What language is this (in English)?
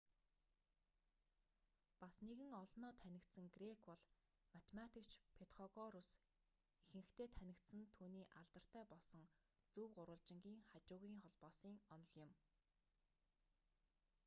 Mongolian